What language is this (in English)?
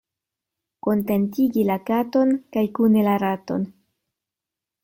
Esperanto